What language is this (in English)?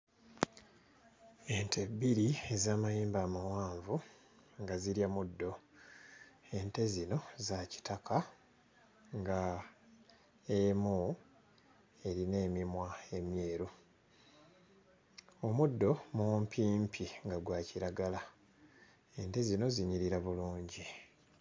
Ganda